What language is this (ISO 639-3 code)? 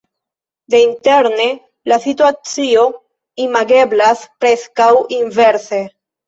epo